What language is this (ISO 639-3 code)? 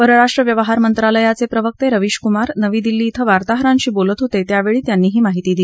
mar